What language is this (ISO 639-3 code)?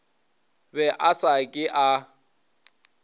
nso